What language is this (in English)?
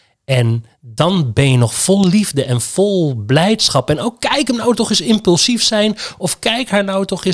Dutch